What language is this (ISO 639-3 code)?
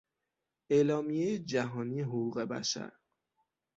fas